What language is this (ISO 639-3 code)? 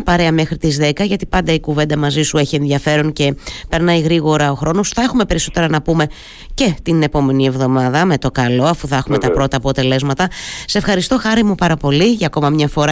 ell